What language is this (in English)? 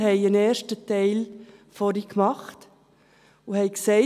Swiss German